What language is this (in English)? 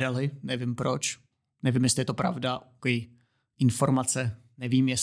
Czech